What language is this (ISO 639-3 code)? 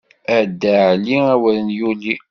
kab